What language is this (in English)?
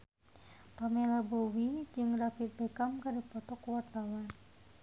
Sundanese